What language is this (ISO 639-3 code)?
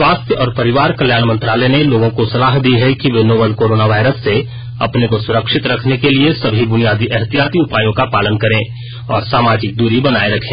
hin